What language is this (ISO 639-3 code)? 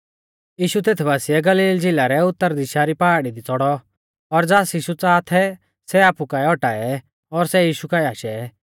bfz